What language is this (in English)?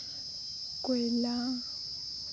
Santali